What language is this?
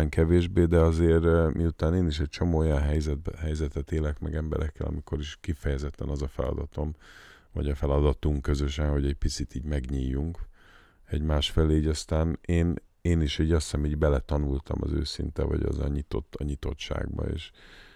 Hungarian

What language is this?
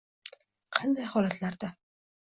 Uzbek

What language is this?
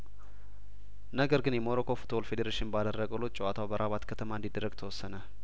Amharic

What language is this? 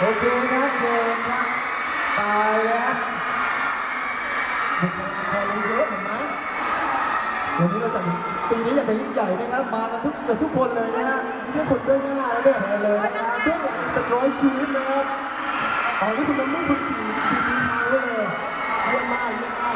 Thai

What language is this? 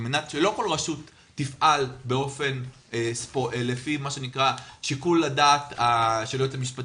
Hebrew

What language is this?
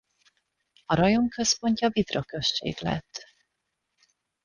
Hungarian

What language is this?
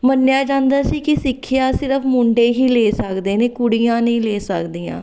Punjabi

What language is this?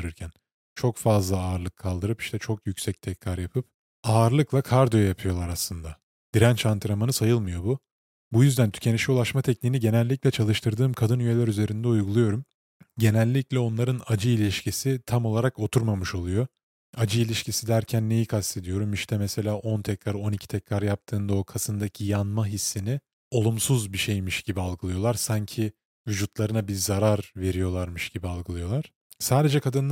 Turkish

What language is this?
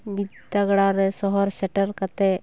Santali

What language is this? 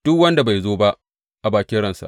Hausa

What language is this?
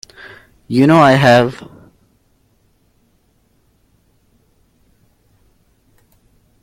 English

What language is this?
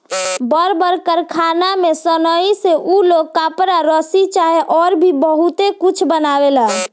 Bhojpuri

